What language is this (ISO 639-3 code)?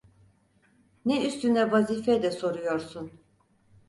tur